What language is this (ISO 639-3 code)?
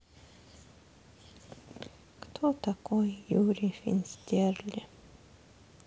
rus